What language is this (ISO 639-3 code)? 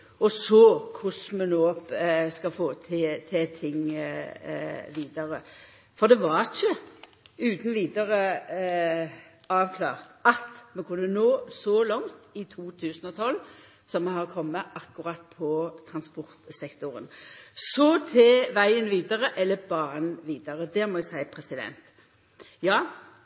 nno